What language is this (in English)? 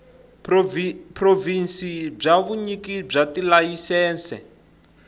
Tsonga